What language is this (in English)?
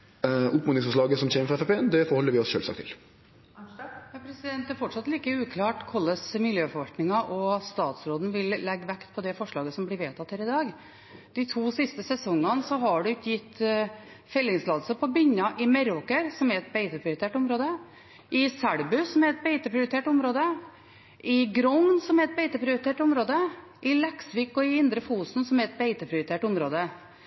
Norwegian